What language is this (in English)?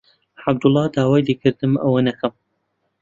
Central Kurdish